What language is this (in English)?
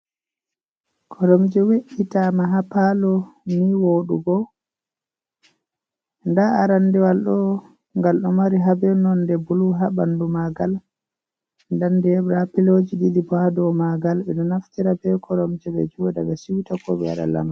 Fula